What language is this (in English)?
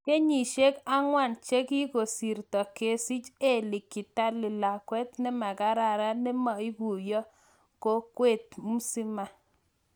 Kalenjin